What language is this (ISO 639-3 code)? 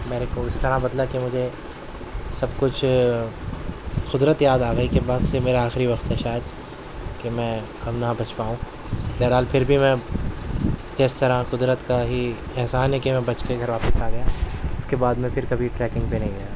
urd